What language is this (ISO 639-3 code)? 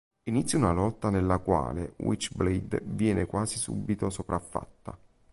ita